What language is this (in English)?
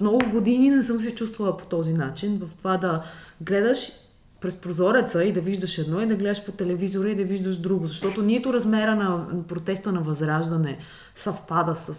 Bulgarian